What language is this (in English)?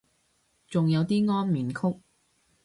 Cantonese